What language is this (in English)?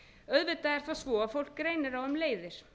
Icelandic